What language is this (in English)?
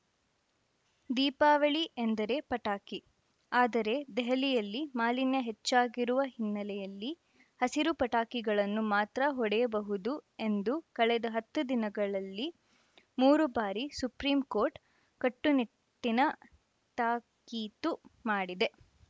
Kannada